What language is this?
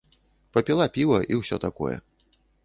Belarusian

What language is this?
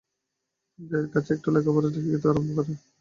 Bangla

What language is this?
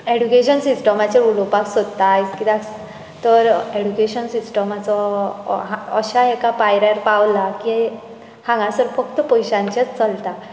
Konkani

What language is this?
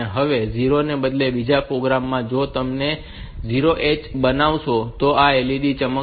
Gujarati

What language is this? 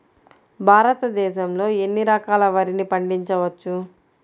Telugu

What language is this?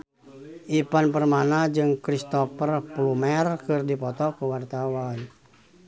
Sundanese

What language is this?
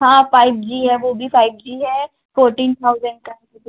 Hindi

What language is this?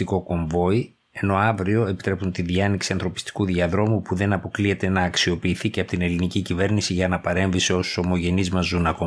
Greek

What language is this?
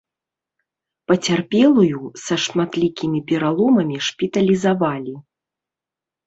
Belarusian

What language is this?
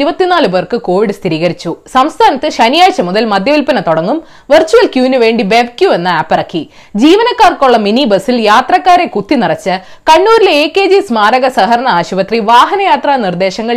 Malayalam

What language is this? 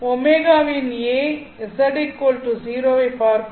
Tamil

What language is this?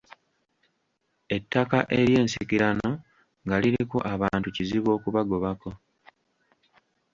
Ganda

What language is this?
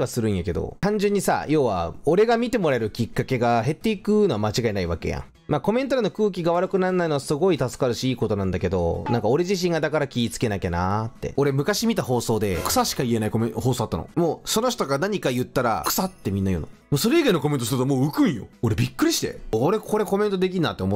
Japanese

